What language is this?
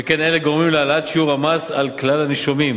Hebrew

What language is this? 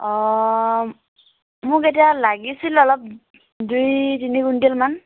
Assamese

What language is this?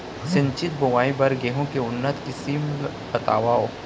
Chhattisgarhi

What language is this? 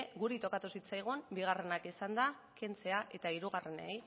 Basque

